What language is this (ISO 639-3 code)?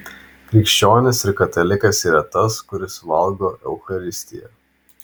lit